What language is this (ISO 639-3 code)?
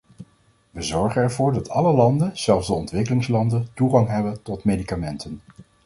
nld